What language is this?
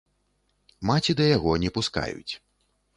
Belarusian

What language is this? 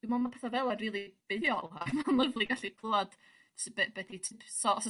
Welsh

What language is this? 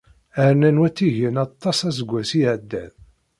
Kabyle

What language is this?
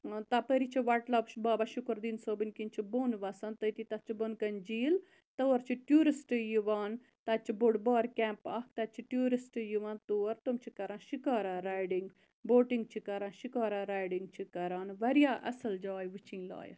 Kashmiri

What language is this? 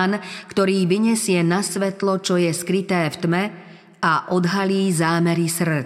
Slovak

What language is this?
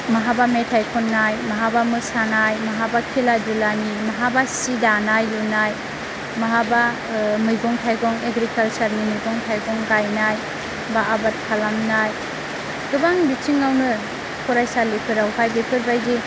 Bodo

